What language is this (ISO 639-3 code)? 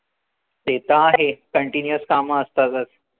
mar